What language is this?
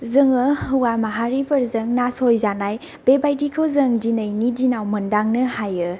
Bodo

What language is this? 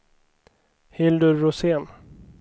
Swedish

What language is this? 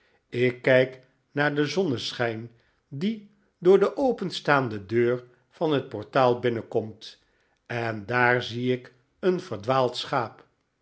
Dutch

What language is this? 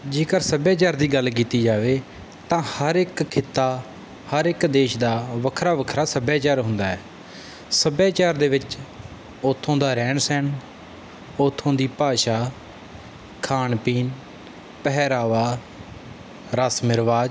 Punjabi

